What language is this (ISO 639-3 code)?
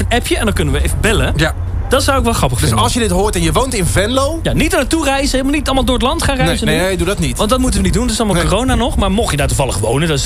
nld